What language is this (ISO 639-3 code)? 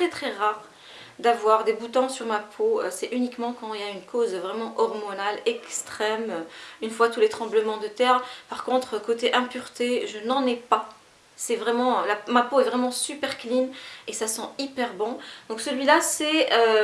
fra